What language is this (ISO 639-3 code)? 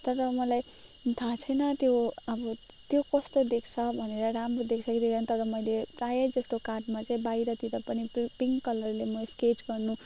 nep